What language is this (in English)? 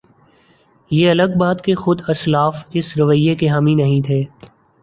Urdu